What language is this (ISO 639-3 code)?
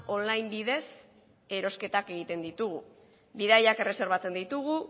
eus